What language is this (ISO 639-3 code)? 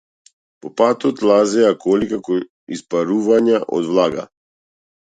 mkd